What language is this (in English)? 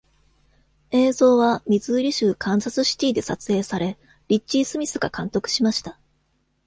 Japanese